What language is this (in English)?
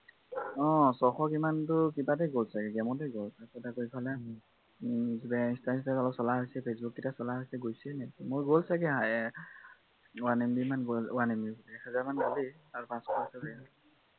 Assamese